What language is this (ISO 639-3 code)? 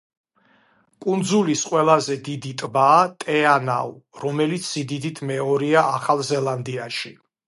kat